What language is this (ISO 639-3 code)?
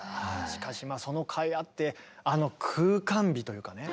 jpn